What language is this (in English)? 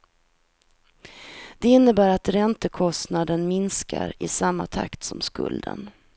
Swedish